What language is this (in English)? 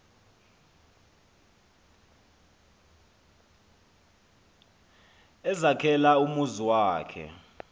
Xhosa